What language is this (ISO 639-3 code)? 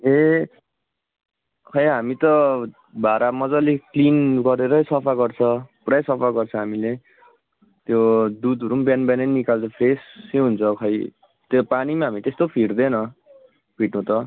nep